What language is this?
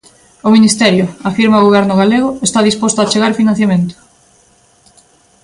Galician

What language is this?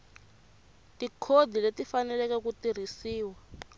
Tsonga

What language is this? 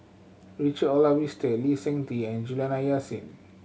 English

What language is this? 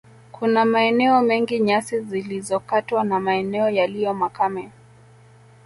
Swahili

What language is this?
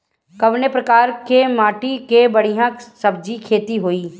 Bhojpuri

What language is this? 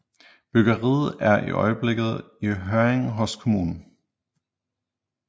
Danish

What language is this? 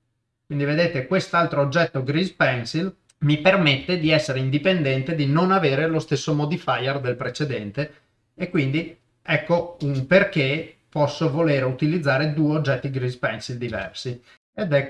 Italian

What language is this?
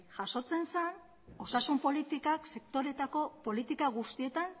Basque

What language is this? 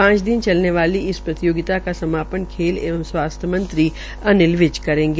Hindi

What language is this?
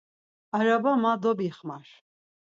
Laz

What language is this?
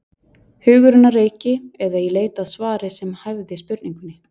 Icelandic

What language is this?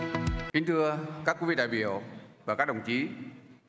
Vietnamese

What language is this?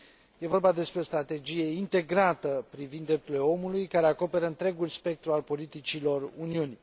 Romanian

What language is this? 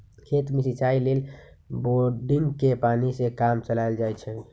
Magahi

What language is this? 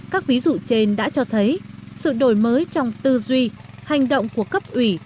Vietnamese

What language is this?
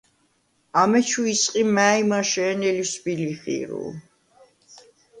Svan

